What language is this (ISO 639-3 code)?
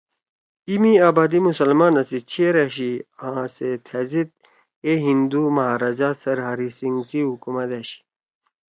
trw